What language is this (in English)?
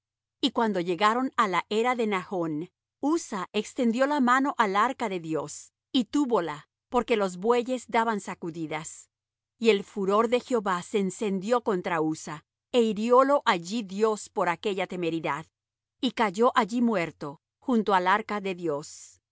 Spanish